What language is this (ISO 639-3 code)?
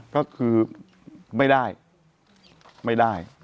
tha